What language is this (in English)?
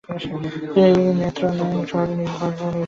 Bangla